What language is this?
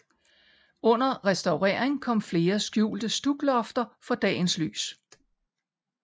Danish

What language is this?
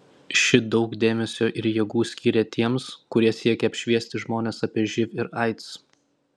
Lithuanian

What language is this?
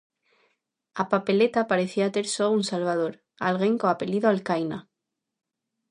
Galician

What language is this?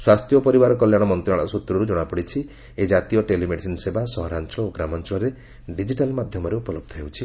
Odia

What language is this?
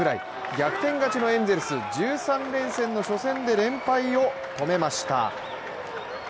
Japanese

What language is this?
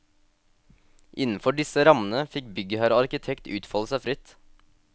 Norwegian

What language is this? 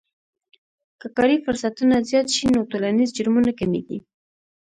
Pashto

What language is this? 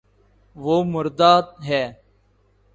Urdu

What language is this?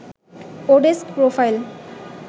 Bangla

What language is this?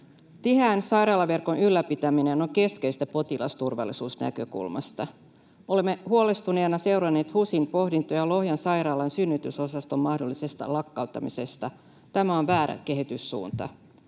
Finnish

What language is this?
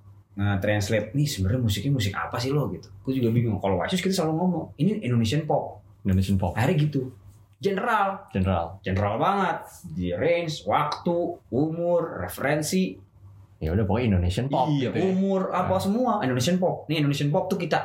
Indonesian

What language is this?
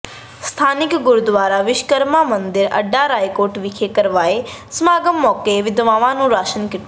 Punjabi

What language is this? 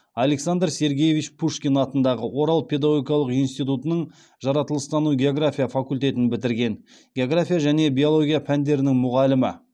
Kazakh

